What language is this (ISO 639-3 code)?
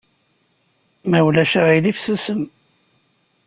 kab